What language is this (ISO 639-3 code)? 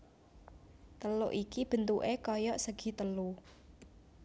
jav